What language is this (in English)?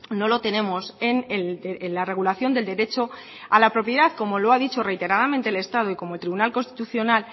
Spanish